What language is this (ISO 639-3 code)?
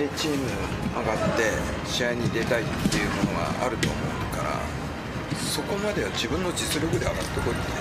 jpn